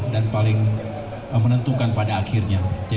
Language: Indonesian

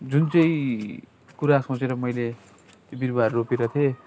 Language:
Nepali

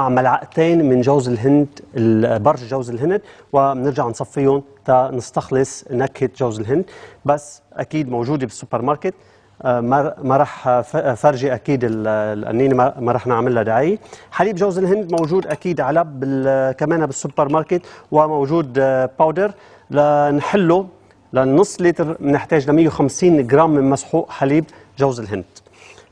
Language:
Arabic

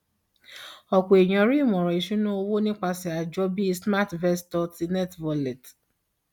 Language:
Yoruba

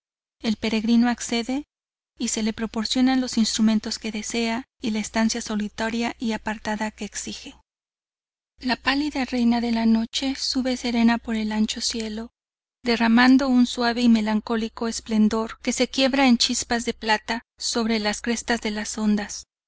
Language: Spanish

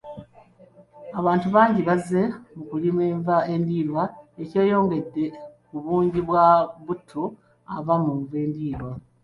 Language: Ganda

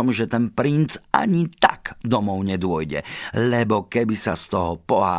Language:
Slovak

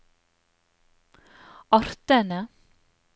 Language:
Norwegian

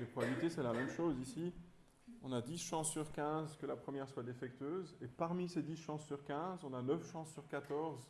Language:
French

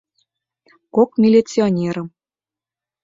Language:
Mari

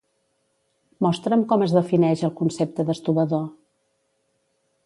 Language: Catalan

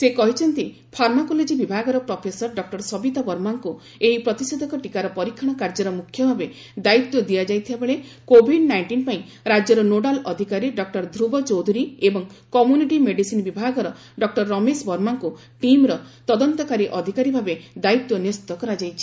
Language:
Odia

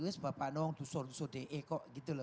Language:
Indonesian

